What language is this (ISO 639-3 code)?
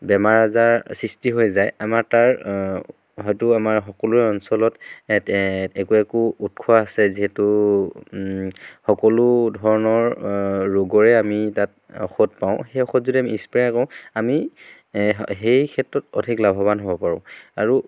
asm